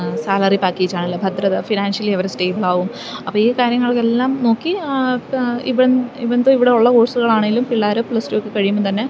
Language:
Malayalam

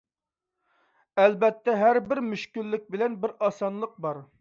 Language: Uyghur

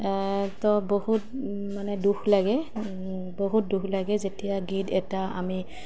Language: Assamese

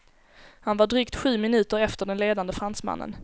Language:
Swedish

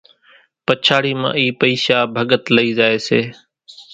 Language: Kachi Koli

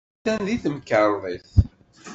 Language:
Kabyle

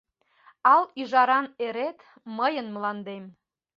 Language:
Mari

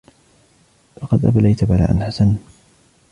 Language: Arabic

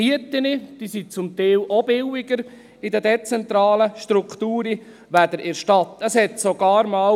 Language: Swiss German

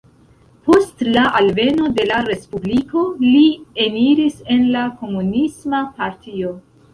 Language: Esperanto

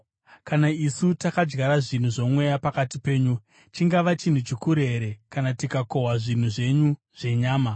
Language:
Shona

